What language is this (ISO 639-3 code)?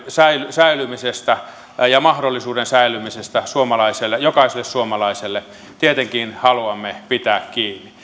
fin